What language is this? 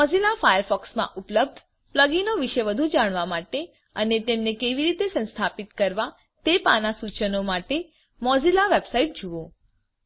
Gujarati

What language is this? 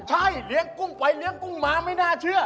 Thai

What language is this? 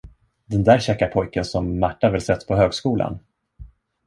Swedish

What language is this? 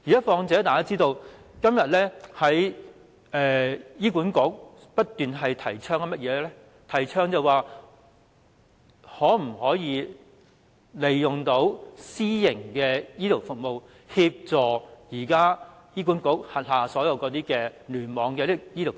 Cantonese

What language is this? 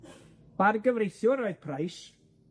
Welsh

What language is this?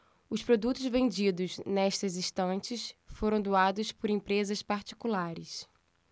Portuguese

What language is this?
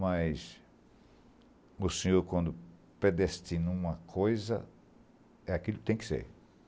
Portuguese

